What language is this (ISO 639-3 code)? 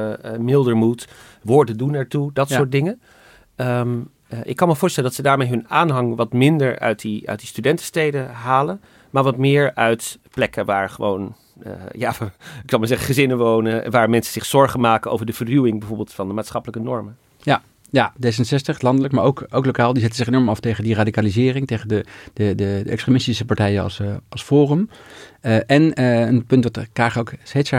nld